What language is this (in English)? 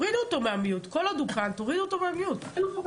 Hebrew